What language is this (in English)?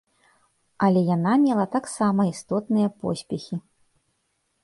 Belarusian